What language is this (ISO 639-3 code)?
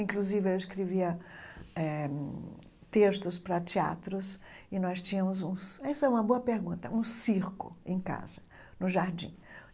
por